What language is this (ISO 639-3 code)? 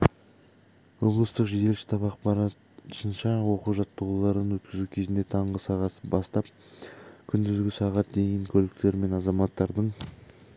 kaz